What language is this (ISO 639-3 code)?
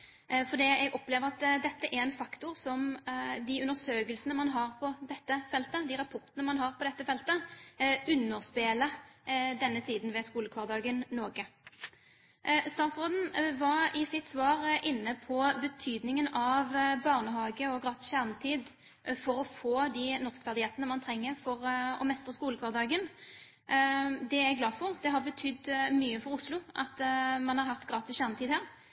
nob